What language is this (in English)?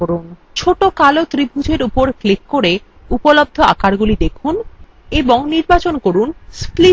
Bangla